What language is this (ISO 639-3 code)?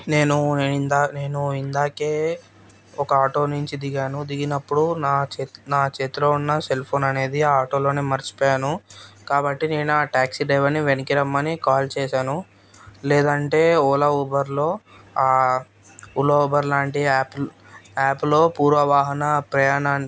tel